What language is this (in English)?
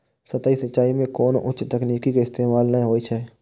Maithili